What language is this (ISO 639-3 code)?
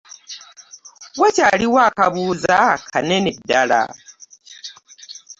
lug